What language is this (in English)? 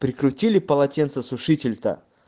Russian